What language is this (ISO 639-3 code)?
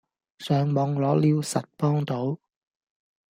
yue